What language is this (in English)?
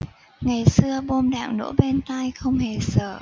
Vietnamese